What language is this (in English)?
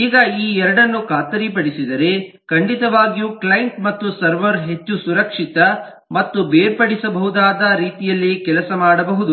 Kannada